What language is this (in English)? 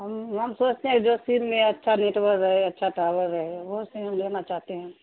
Urdu